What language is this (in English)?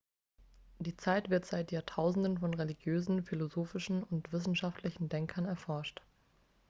German